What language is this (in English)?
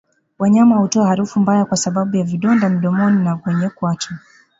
Swahili